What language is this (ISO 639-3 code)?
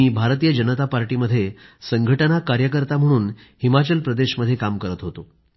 mar